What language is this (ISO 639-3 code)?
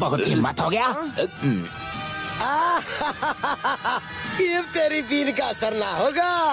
hin